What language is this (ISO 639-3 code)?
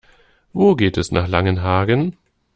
deu